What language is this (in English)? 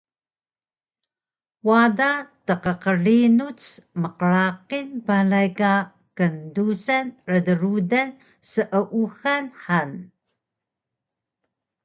Taroko